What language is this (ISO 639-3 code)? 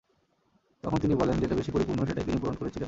ben